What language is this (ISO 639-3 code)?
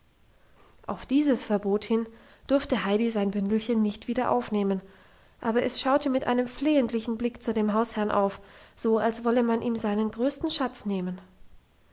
deu